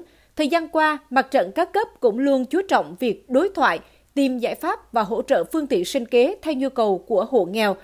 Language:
Vietnamese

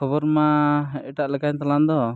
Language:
Santali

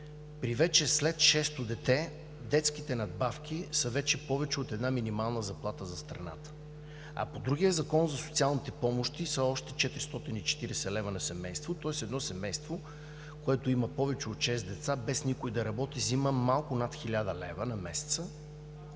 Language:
Bulgarian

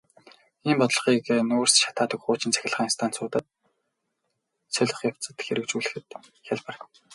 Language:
Mongolian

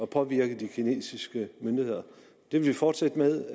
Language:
Danish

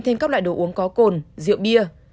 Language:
Vietnamese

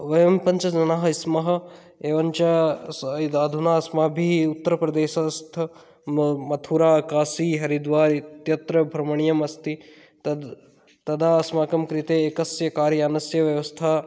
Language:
Sanskrit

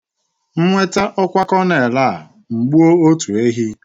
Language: Igbo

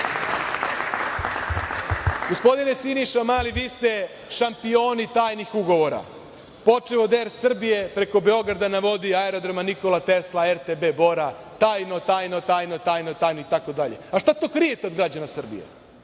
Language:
Serbian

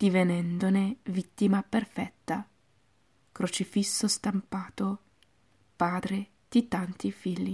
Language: Italian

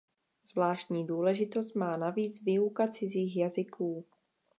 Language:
Czech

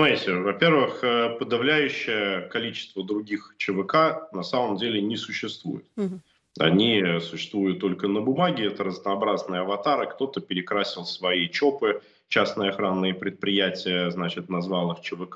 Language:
Russian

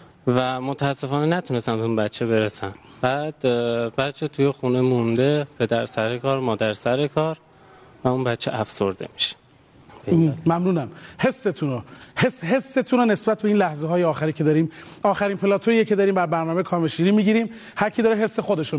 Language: Persian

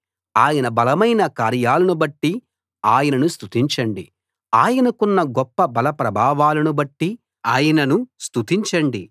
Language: Telugu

